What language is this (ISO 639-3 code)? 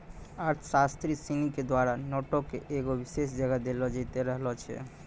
mai